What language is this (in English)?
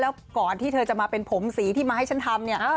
Thai